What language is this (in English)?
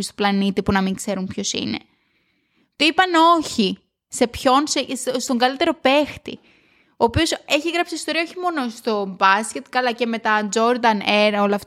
Greek